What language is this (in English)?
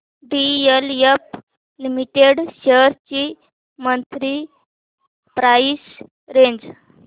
Marathi